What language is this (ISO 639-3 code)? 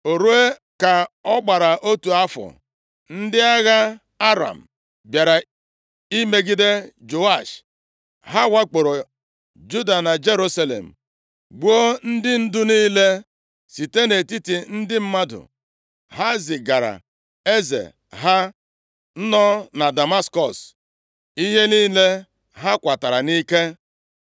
ibo